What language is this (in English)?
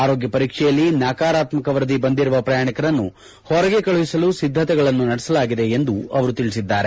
Kannada